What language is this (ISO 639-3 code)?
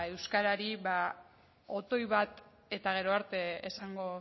eus